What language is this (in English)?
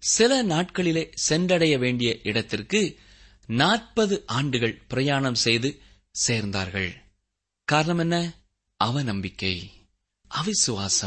Tamil